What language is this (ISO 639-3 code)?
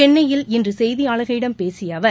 tam